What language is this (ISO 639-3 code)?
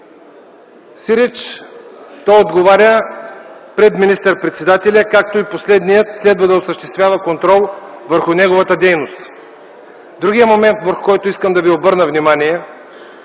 bul